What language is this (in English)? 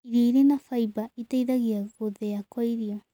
Kikuyu